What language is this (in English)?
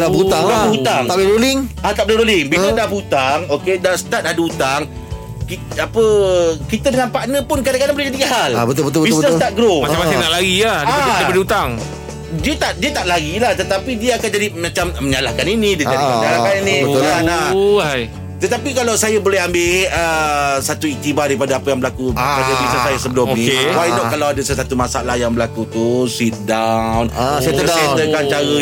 Malay